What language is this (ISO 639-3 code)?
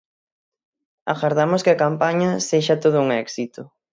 glg